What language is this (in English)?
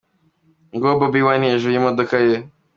Kinyarwanda